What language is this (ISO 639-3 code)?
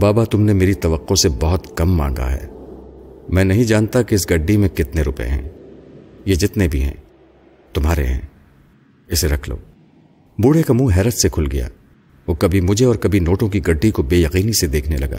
urd